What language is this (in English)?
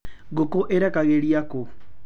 Kikuyu